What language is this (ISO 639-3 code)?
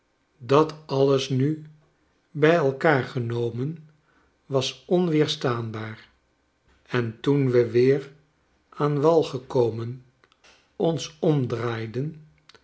nld